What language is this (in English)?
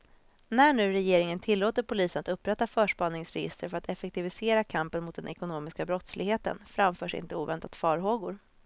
Swedish